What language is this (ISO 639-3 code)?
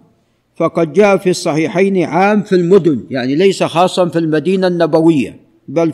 ara